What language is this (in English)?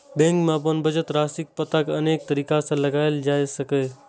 Maithili